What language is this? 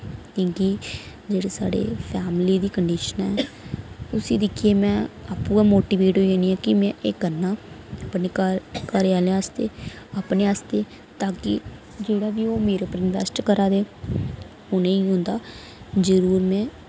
Dogri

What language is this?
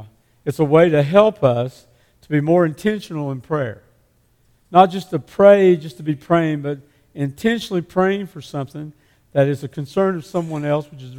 English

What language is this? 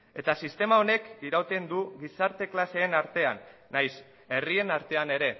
Basque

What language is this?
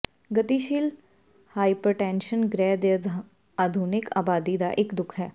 Punjabi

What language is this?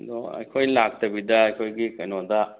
Manipuri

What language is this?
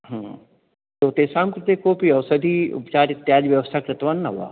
Sanskrit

